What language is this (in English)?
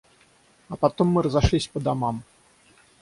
Russian